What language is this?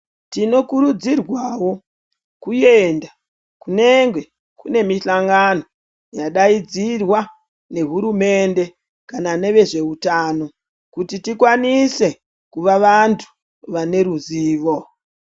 Ndau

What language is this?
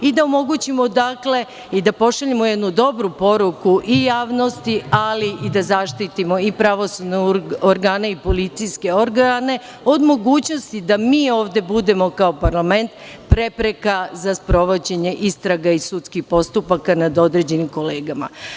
Serbian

